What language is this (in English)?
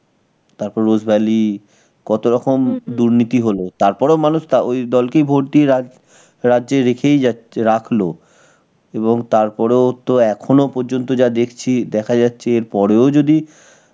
Bangla